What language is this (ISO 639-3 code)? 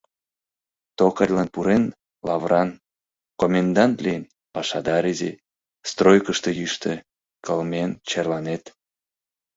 chm